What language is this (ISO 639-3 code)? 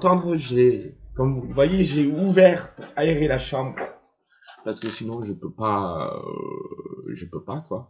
fra